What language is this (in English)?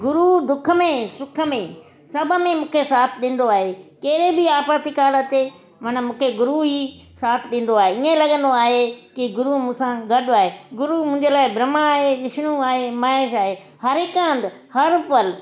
Sindhi